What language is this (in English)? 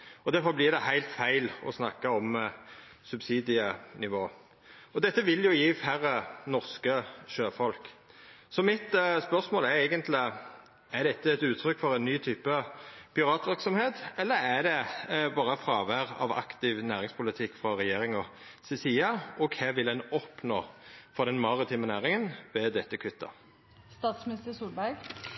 Norwegian Nynorsk